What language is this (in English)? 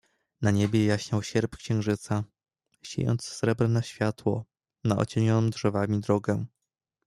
Polish